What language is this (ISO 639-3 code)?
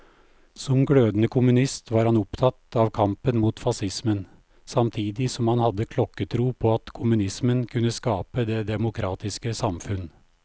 nor